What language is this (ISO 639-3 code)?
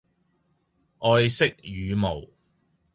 yue